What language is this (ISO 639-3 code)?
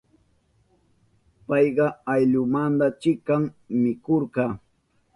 qup